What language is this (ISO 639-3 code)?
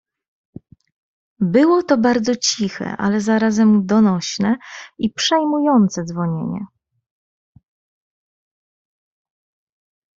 pol